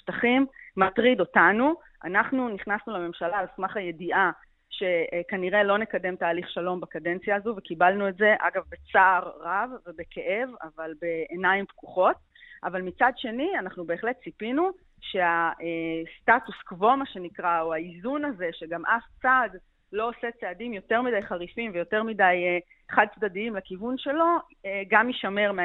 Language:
Hebrew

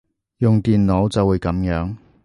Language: Cantonese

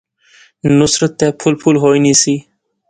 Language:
Pahari-Potwari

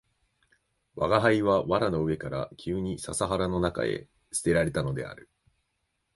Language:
Japanese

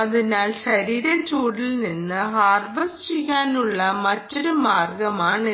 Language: Malayalam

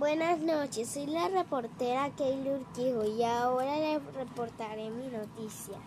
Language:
Spanish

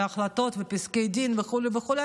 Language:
Hebrew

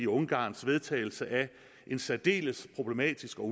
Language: Danish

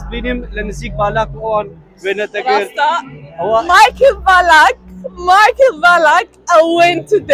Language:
Arabic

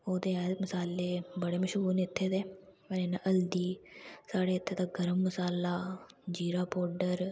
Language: Dogri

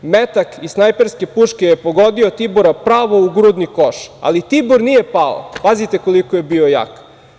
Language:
Serbian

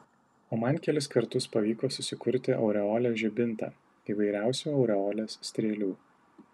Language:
Lithuanian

